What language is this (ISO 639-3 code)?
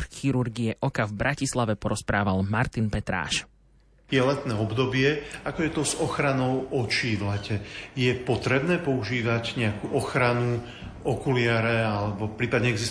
slk